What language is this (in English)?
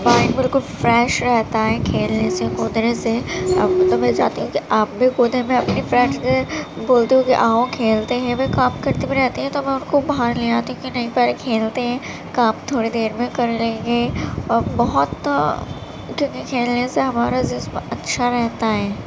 Urdu